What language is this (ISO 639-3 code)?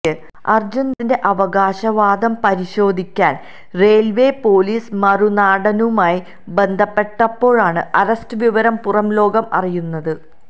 mal